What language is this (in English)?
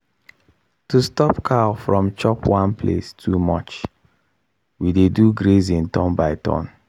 Nigerian Pidgin